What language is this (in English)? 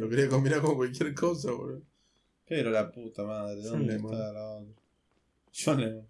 Spanish